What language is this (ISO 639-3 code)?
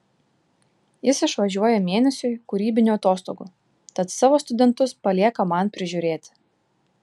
lit